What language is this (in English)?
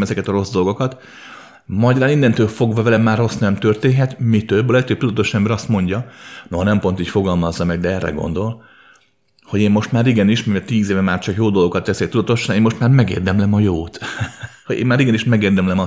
Hungarian